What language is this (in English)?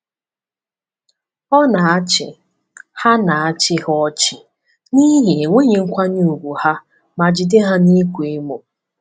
Igbo